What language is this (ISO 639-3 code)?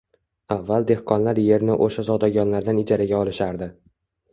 uzb